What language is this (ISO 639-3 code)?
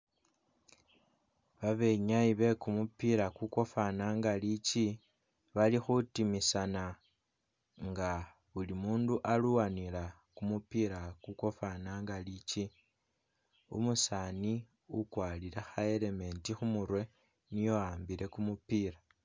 myx